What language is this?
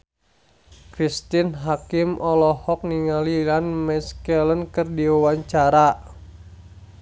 Sundanese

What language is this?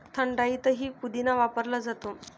Marathi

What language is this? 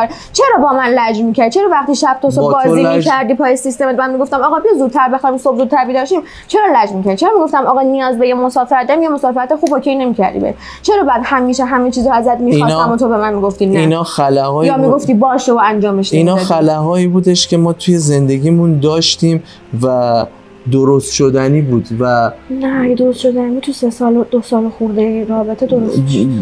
Persian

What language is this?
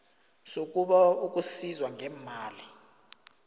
South Ndebele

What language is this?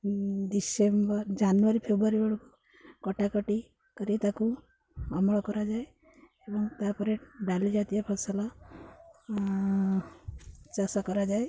Odia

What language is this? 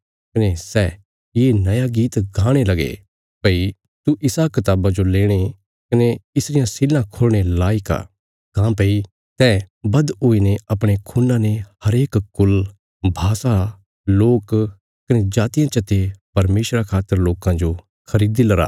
Bilaspuri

